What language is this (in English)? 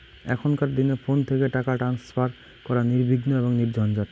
Bangla